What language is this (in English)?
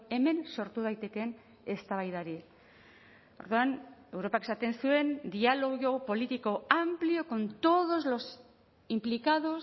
Basque